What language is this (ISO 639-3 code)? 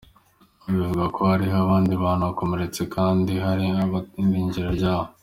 kin